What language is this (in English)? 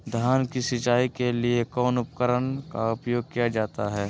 Magahi